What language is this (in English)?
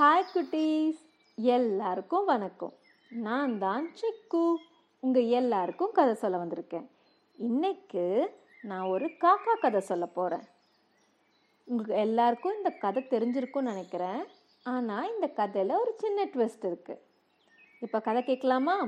Tamil